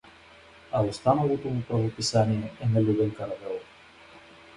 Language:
Bulgarian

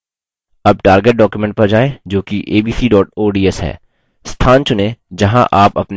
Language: Hindi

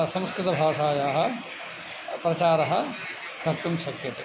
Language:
Sanskrit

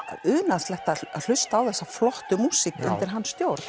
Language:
Icelandic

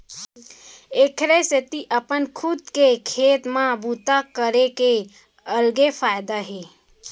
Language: Chhattisgarhi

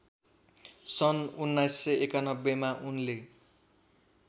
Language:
Nepali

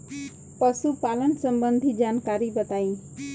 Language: Bhojpuri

